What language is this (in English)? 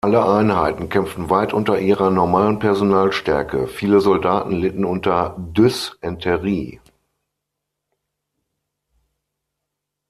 German